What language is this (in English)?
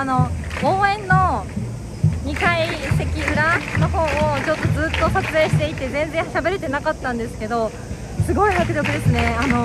Japanese